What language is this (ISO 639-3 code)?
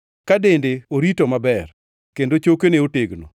luo